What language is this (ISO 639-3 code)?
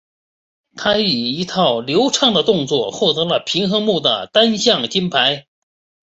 zho